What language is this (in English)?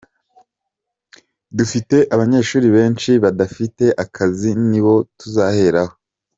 Kinyarwanda